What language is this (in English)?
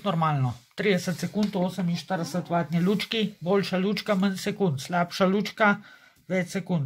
Romanian